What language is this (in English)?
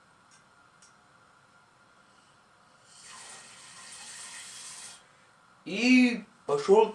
Russian